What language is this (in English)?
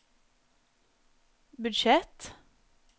Norwegian